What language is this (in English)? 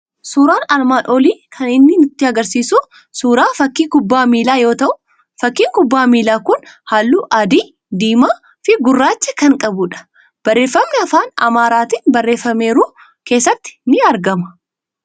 Oromo